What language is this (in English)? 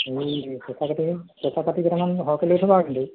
Assamese